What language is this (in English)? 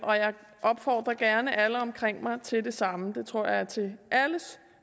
Danish